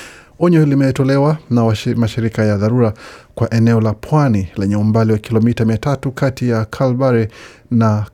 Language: Swahili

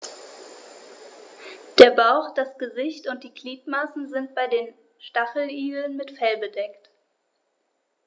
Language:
German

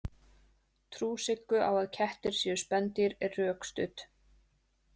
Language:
Icelandic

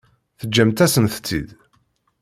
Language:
Kabyle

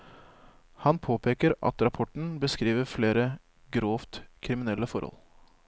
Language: Norwegian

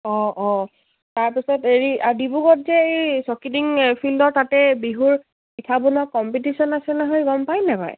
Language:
Assamese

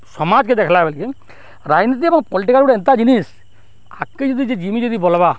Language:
Odia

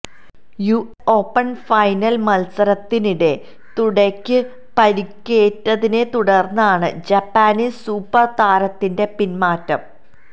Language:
Malayalam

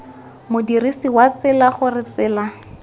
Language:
Tswana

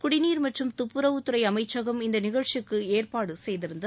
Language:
Tamil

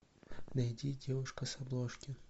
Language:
Russian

